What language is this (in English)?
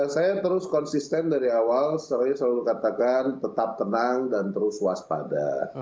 Indonesian